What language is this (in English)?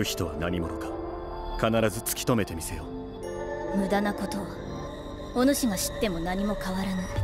Japanese